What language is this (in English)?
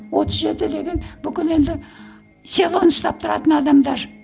Kazakh